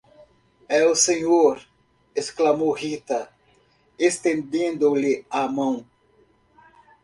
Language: Portuguese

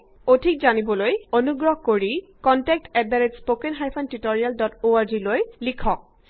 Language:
Assamese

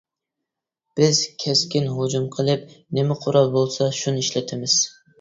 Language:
Uyghur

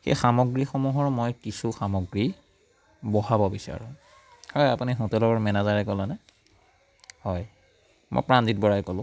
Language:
Assamese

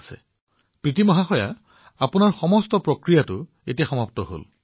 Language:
Assamese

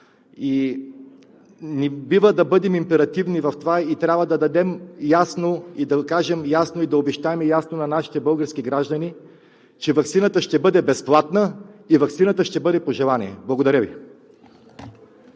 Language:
Bulgarian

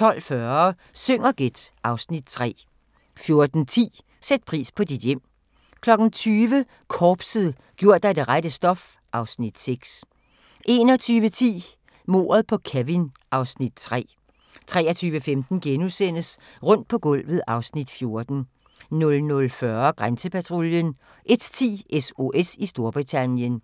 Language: Danish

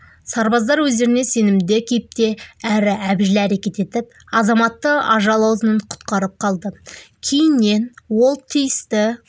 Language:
Kazakh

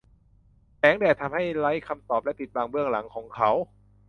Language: Thai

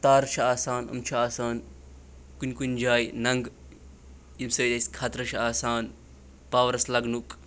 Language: Kashmiri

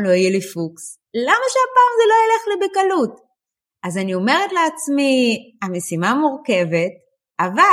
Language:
Hebrew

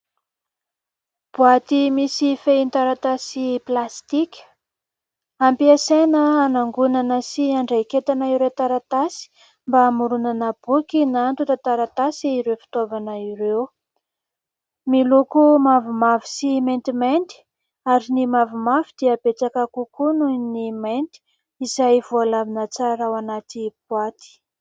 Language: Malagasy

